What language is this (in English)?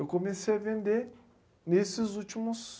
Portuguese